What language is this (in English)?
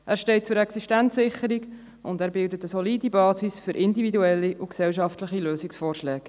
Swiss German